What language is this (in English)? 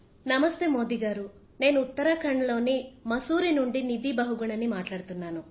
Telugu